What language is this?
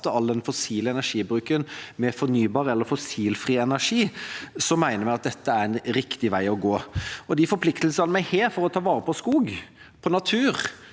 Norwegian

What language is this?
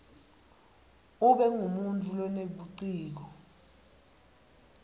Swati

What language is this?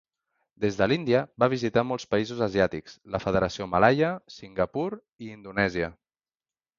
Catalan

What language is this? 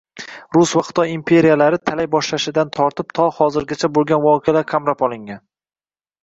Uzbek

